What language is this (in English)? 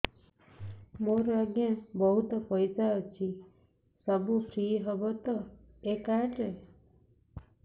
Odia